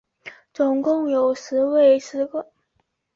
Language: Chinese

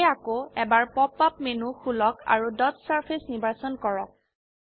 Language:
Assamese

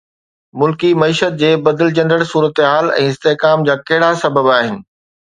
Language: Sindhi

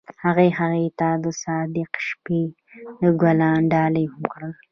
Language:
Pashto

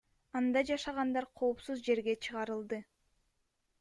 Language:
Kyrgyz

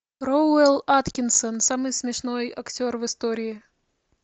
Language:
Russian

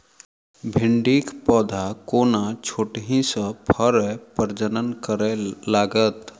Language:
Maithili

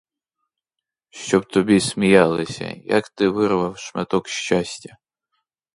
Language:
Ukrainian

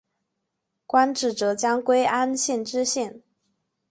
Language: Chinese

